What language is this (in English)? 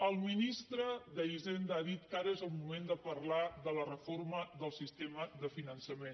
Catalan